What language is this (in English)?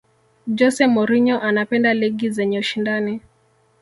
Swahili